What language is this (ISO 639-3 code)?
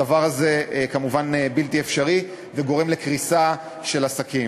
heb